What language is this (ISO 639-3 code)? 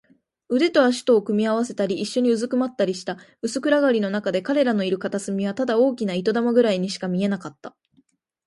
jpn